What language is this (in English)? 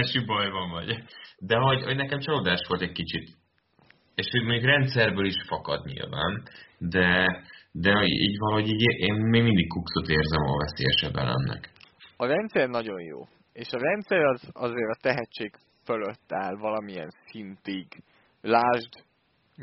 Hungarian